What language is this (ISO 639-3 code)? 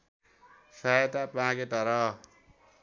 nep